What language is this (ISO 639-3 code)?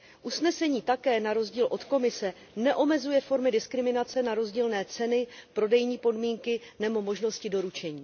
ces